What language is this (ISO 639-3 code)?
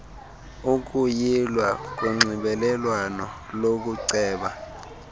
xho